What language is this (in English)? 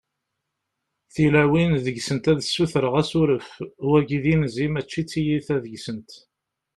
Kabyle